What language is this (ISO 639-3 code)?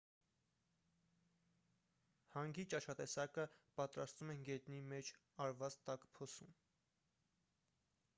hye